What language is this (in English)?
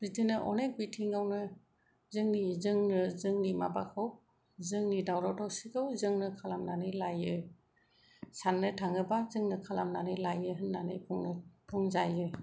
Bodo